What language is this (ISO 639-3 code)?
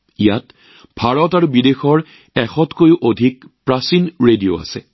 asm